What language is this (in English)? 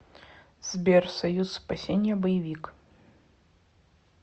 Russian